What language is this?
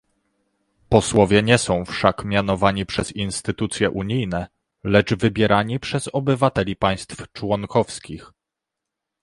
Polish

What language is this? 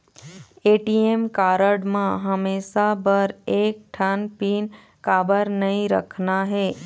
Chhattisgarhi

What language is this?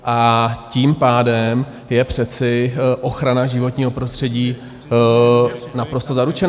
Czech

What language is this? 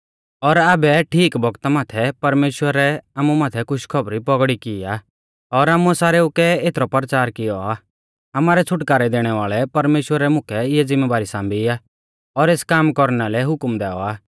Mahasu Pahari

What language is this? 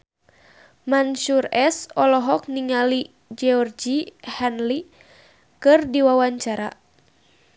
Sundanese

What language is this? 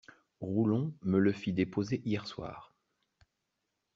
French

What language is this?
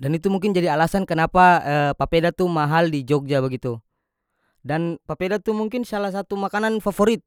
North Moluccan Malay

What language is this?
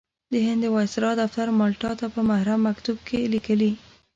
Pashto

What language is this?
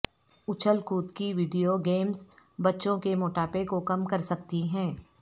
Urdu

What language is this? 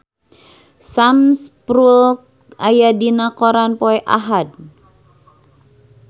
Sundanese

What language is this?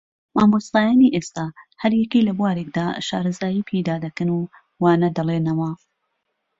Central Kurdish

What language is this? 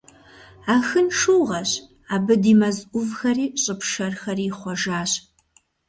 Kabardian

